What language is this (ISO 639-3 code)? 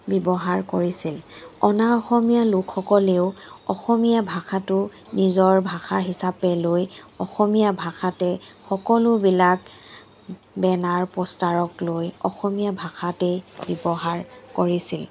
asm